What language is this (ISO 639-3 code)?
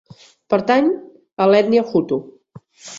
cat